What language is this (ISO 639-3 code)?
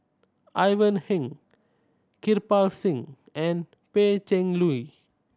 eng